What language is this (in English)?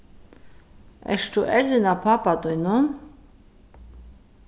Faroese